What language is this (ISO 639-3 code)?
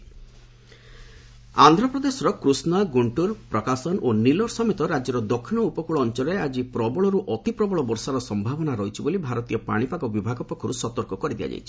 ori